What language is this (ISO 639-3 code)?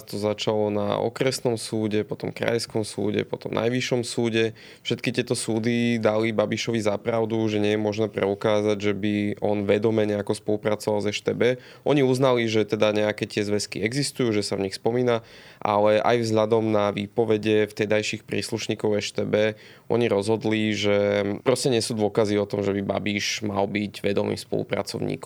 slk